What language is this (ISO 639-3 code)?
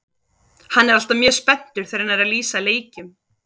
isl